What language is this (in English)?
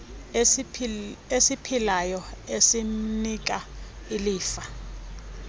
Xhosa